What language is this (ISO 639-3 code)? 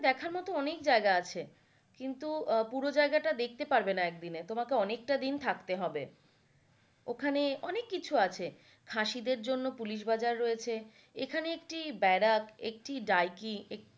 ben